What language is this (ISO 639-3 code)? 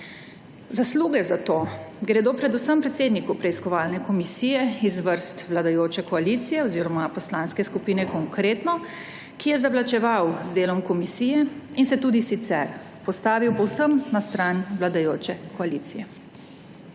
slv